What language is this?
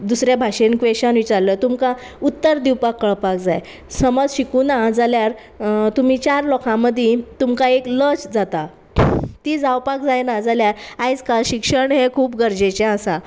Konkani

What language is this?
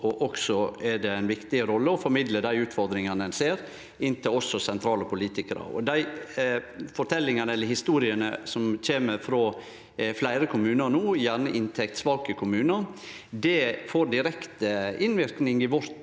Norwegian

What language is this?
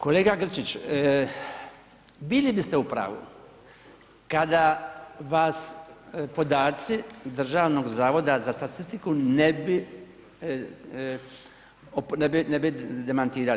Croatian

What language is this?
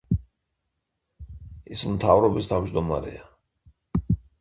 Georgian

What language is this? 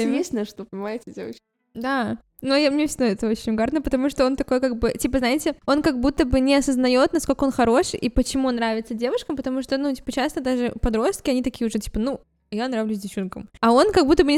Russian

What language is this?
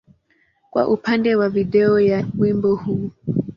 Swahili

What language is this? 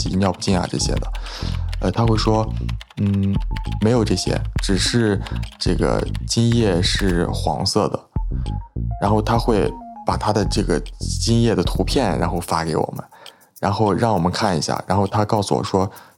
Chinese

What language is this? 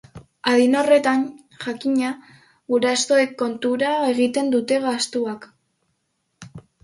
Basque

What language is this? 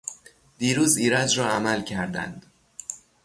Persian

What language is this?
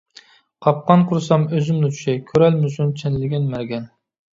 Uyghur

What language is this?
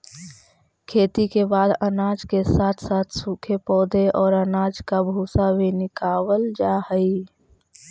Magahi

